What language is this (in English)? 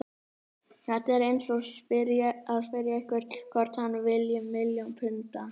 Icelandic